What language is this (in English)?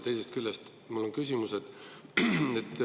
Estonian